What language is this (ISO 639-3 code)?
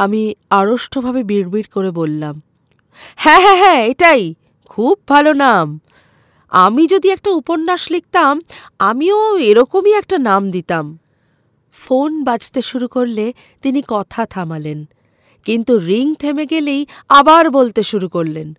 ben